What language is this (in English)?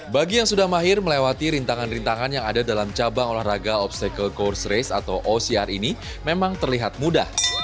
Indonesian